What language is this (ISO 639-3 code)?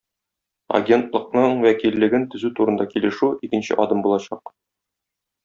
tat